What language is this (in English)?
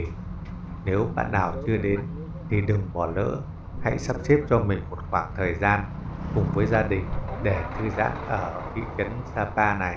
Vietnamese